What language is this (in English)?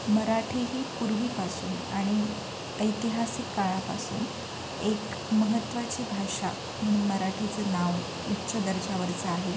Marathi